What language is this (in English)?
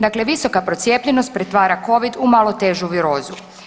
Croatian